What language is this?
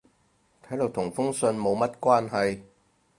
Cantonese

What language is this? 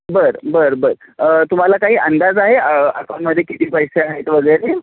Marathi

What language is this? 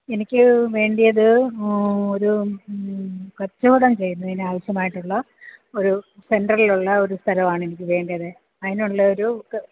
Malayalam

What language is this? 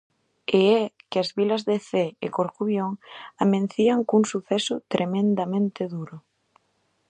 Galician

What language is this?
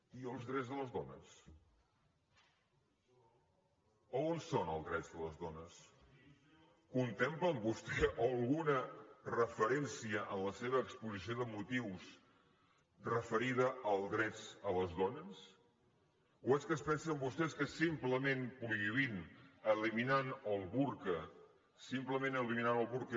Catalan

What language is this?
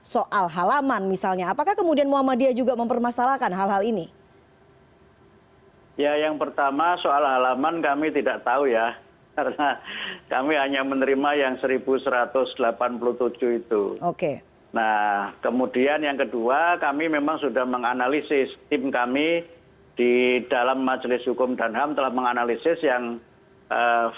Indonesian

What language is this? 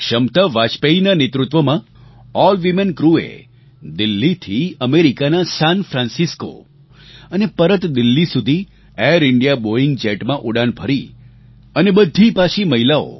Gujarati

